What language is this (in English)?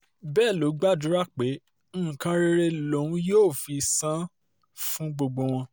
Yoruba